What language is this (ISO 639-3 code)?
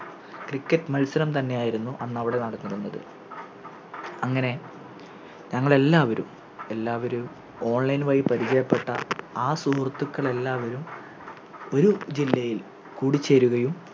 mal